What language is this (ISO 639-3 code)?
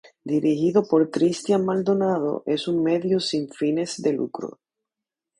spa